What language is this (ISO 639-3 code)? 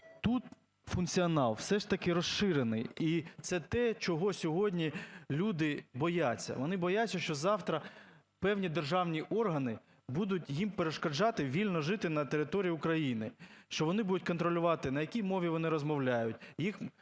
ukr